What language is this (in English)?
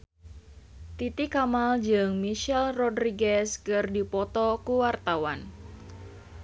Sundanese